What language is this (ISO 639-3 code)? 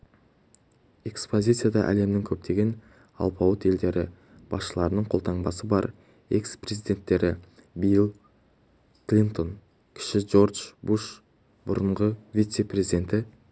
kaz